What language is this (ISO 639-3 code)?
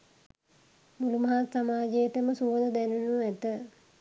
sin